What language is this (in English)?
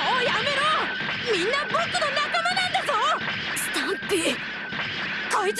Japanese